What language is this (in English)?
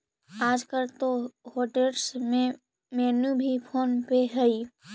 Magahi